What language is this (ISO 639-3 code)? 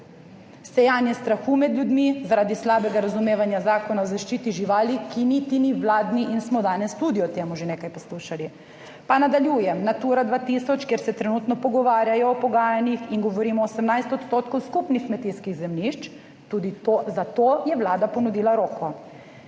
slv